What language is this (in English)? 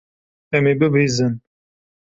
Kurdish